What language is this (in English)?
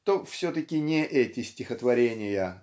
Russian